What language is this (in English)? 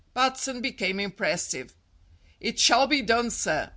English